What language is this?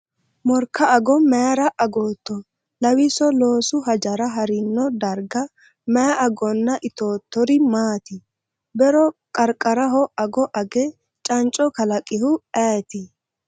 Sidamo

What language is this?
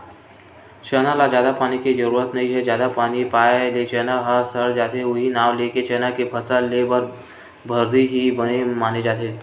Chhattisgarhi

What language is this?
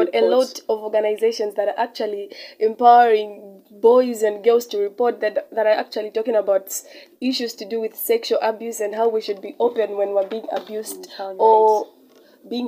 English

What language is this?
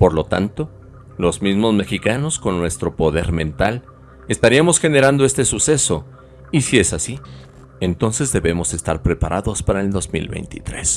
Spanish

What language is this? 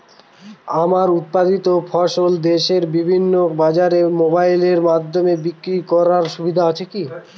Bangla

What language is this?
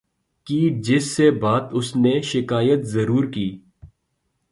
Urdu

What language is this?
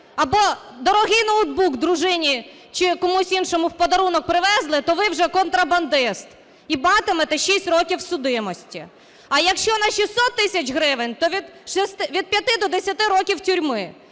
Ukrainian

